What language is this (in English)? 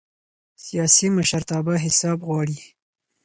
Pashto